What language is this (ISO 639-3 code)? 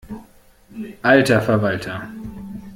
deu